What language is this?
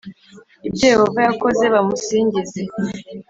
Kinyarwanda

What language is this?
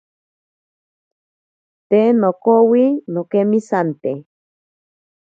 Ashéninka Perené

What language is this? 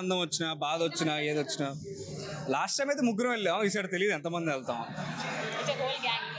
Telugu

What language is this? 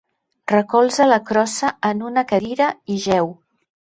Catalan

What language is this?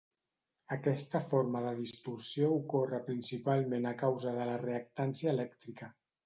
Catalan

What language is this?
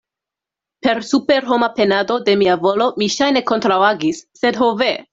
Esperanto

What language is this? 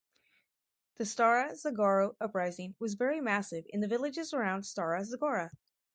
English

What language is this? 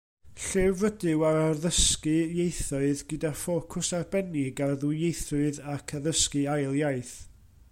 Welsh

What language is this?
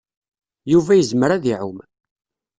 Kabyle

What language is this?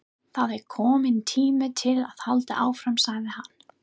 Icelandic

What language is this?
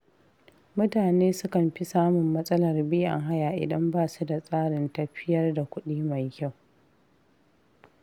Hausa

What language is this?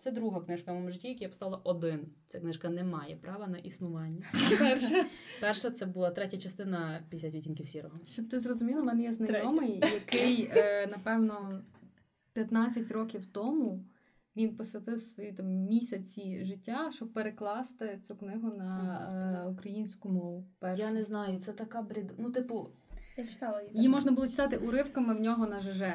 Ukrainian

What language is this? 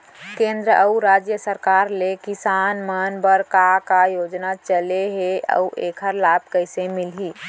Chhattisgarhi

